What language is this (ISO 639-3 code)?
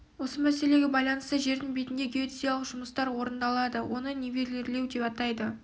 kaz